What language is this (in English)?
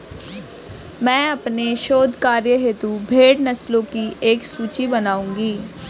Hindi